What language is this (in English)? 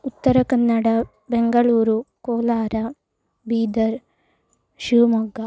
Sanskrit